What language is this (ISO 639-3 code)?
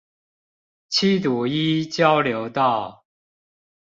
zho